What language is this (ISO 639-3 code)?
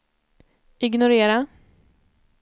swe